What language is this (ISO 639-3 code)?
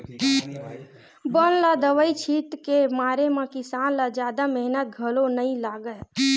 hne